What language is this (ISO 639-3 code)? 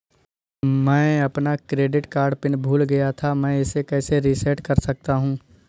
hin